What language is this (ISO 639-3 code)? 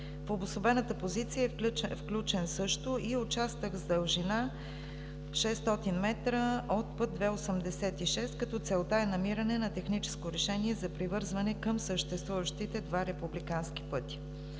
bul